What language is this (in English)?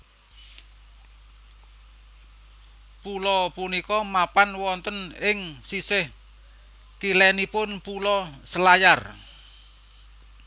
Javanese